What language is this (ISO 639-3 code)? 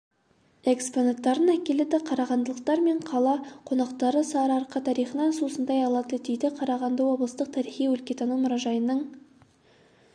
kaz